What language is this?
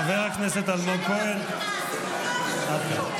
Hebrew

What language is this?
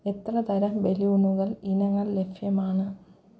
Malayalam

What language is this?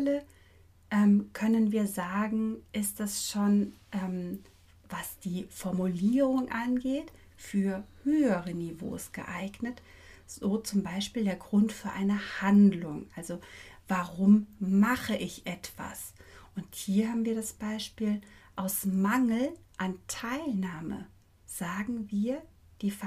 German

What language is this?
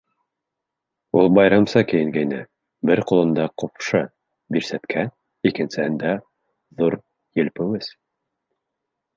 Bashkir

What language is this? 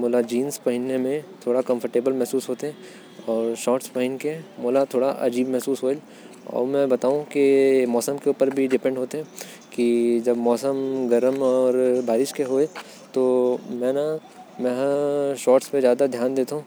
Korwa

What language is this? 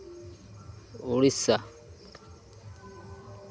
Santali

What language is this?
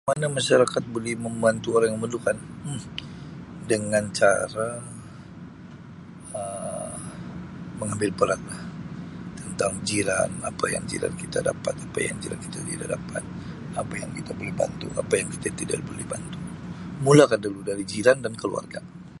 Sabah Malay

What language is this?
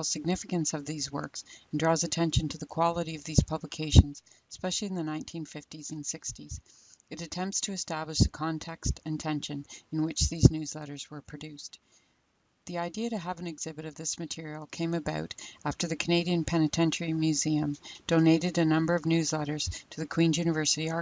English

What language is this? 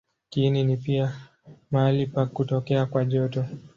Swahili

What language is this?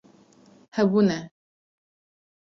Kurdish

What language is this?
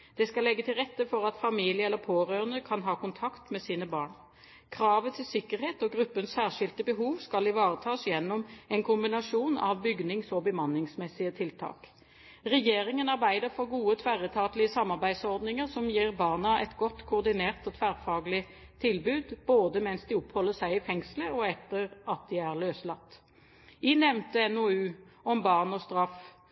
Norwegian Bokmål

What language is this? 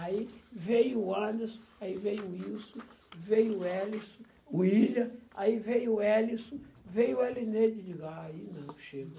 Portuguese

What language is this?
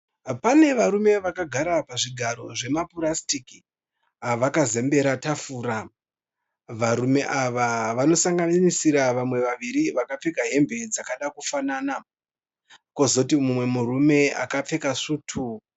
Shona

